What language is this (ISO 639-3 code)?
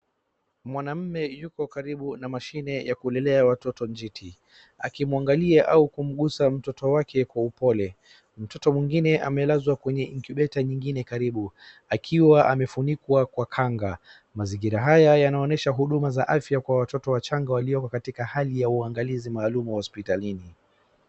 swa